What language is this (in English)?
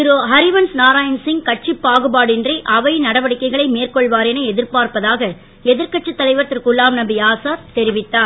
Tamil